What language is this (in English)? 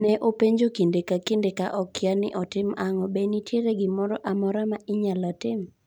Luo (Kenya and Tanzania)